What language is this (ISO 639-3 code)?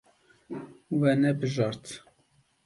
kur